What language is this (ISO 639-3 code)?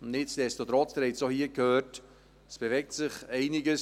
gsw